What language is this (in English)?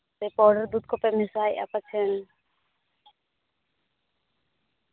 Santali